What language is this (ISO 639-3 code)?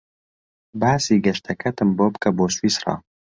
ckb